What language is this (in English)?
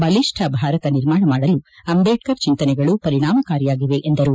Kannada